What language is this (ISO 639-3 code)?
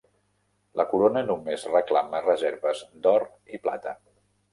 cat